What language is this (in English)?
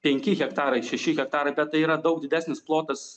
Lithuanian